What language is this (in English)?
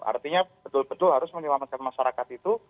Indonesian